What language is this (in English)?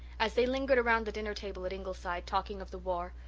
English